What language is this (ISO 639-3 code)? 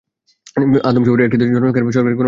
ben